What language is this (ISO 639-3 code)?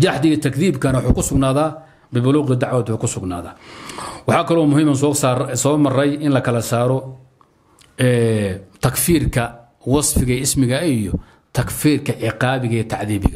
ara